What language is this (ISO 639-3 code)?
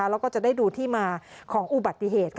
tha